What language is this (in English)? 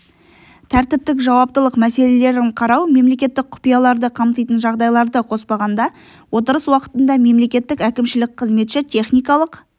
Kazakh